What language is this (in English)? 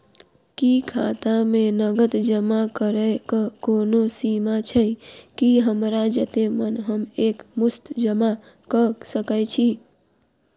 Maithili